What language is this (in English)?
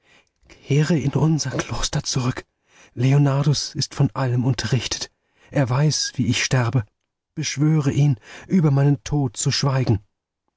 German